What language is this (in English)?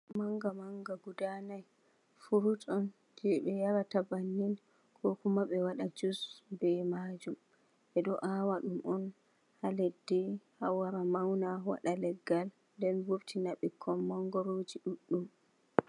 Fula